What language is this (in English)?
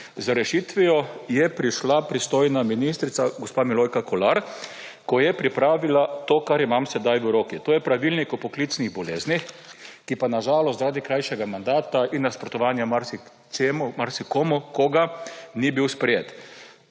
Slovenian